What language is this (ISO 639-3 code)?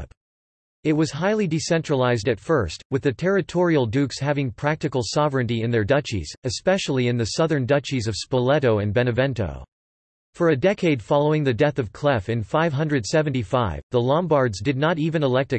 eng